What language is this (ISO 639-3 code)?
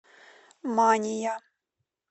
rus